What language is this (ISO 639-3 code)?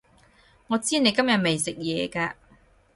yue